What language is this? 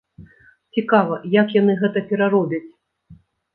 Belarusian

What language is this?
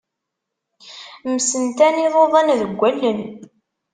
Kabyle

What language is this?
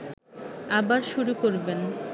Bangla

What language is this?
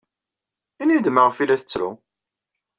Kabyle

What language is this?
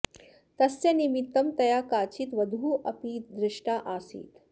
Sanskrit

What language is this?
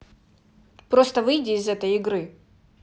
Russian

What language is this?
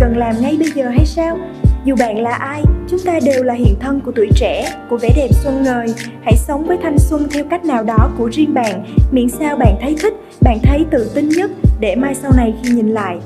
Vietnamese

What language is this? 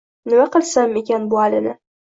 Uzbek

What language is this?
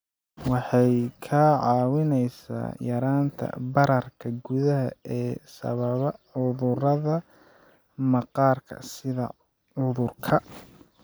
Somali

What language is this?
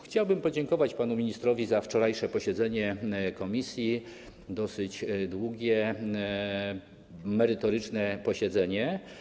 Polish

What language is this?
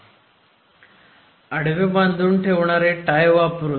Marathi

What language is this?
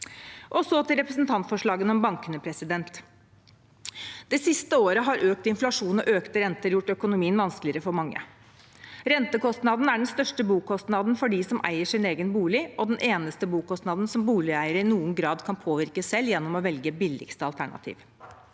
Norwegian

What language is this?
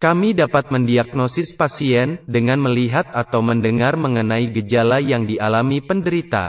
Indonesian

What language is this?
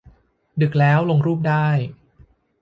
Thai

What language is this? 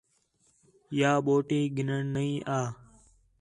Khetrani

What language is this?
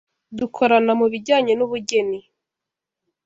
Kinyarwanda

